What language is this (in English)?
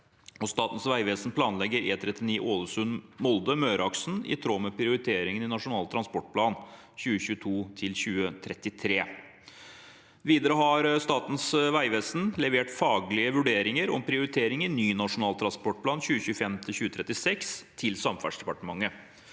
Norwegian